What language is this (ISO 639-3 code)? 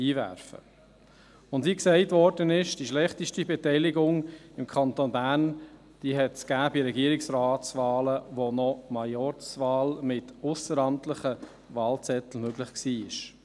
gsw